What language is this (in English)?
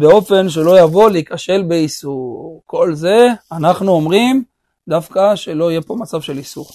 Hebrew